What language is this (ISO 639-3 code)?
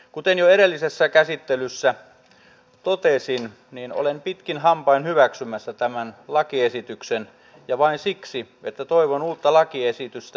fin